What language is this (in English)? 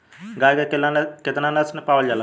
Bhojpuri